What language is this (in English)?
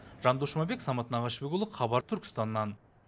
Kazakh